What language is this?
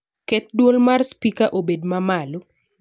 Luo (Kenya and Tanzania)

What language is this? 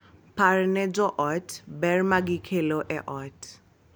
Luo (Kenya and Tanzania)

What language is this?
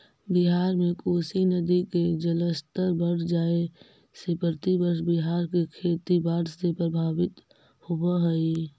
Magahi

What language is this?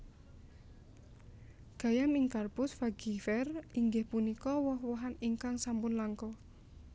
Javanese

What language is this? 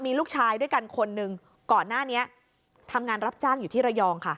Thai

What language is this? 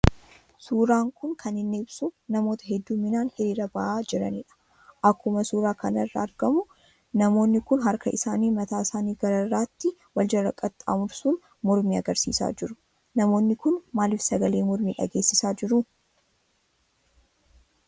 Oromo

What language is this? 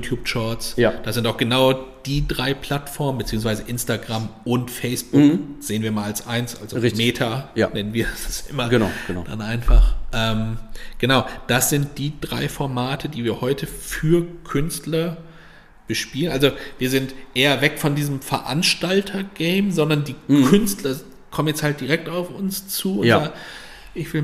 German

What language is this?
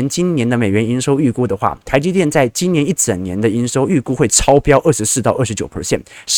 Chinese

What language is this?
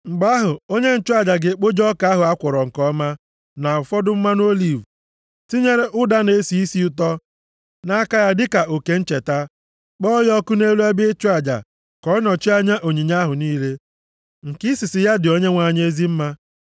Igbo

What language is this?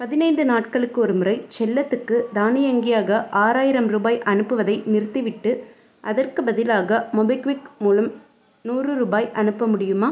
Tamil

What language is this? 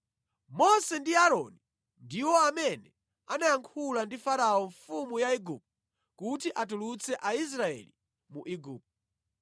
Nyanja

